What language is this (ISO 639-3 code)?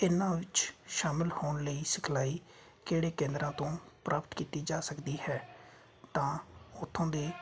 pan